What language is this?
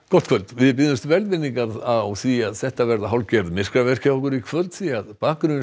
Icelandic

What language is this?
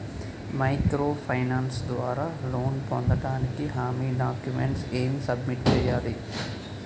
Telugu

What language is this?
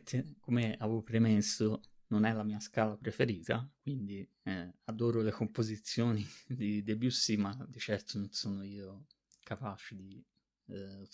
Italian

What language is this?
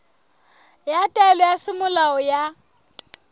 Southern Sotho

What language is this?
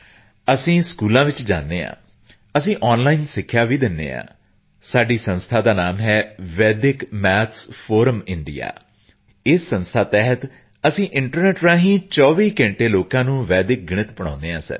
Punjabi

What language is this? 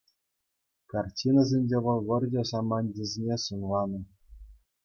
Chuvash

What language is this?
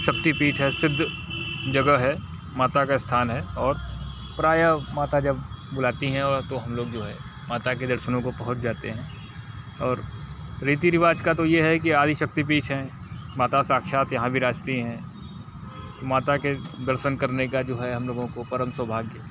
Hindi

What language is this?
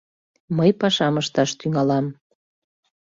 Mari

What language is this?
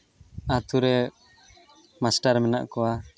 Santali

